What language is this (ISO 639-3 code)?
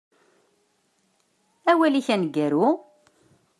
kab